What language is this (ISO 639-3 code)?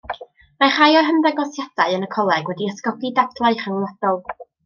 cym